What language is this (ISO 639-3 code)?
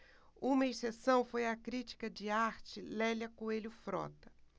por